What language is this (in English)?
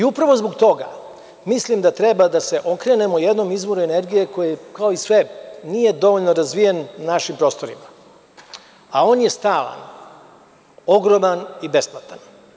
Serbian